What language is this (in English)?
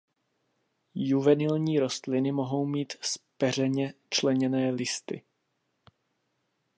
Czech